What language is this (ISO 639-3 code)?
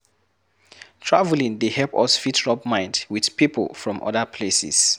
pcm